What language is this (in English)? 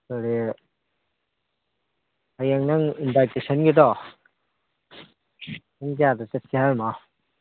Manipuri